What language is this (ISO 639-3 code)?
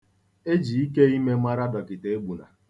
ibo